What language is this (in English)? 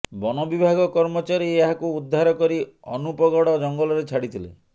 Odia